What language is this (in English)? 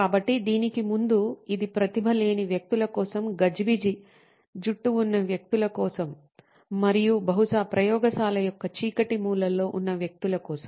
Telugu